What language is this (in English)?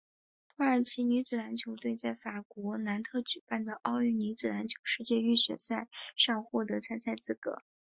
Chinese